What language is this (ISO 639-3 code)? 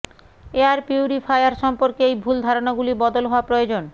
ben